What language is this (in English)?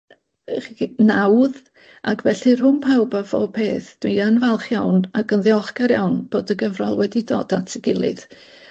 Welsh